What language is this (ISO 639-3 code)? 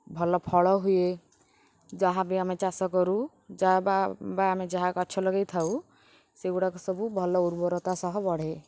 ori